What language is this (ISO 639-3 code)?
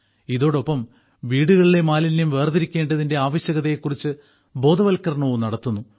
mal